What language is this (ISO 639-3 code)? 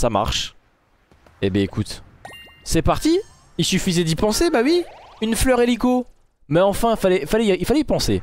fra